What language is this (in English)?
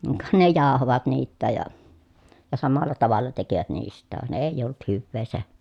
Finnish